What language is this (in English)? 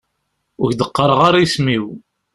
Kabyle